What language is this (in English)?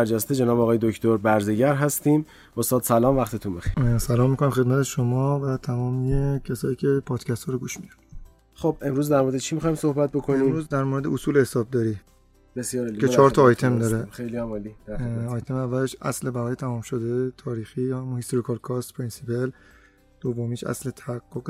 Persian